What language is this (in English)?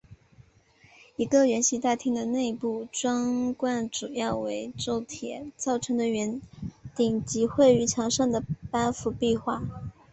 Chinese